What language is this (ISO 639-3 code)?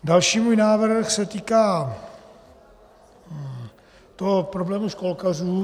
ces